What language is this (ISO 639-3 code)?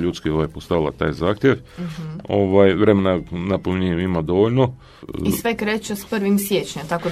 hrv